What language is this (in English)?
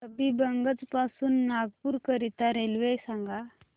Marathi